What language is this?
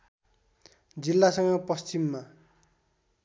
Nepali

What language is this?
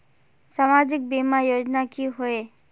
Magahi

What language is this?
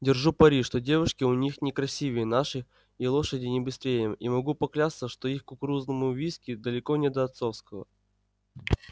Russian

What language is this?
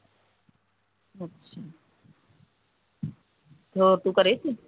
Punjabi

